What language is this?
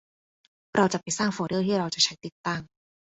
Thai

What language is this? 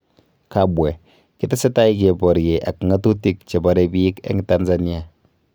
Kalenjin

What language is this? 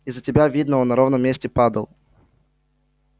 Russian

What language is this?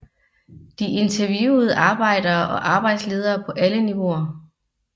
Danish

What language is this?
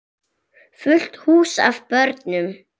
Icelandic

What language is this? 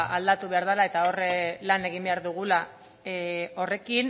Basque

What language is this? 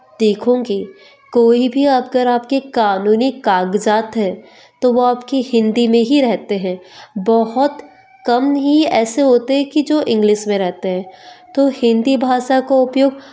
Hindi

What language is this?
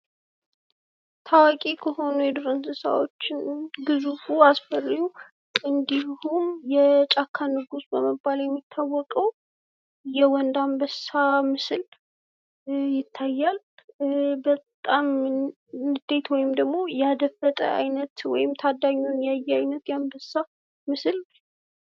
Amharic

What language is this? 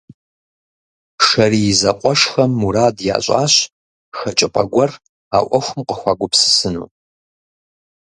Kabardian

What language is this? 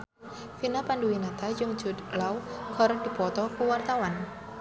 Sundanese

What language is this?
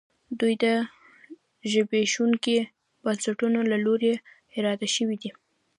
Pashto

